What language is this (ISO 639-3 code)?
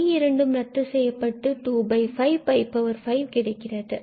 tam